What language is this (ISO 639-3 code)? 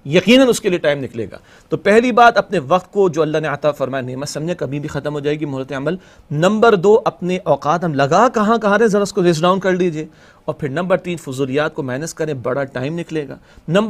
ara